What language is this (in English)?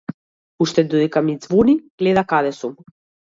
Macedonian